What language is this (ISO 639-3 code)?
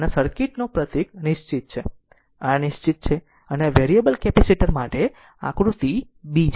guj